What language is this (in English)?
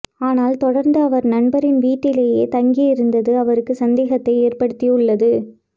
Tamil